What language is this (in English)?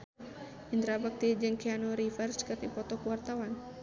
Sundanese